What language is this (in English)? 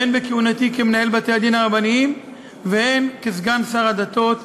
Hebrew